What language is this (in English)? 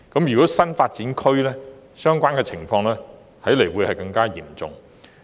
Cantonese